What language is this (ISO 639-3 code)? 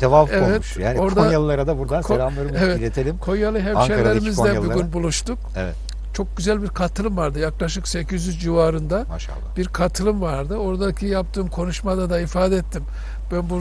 tur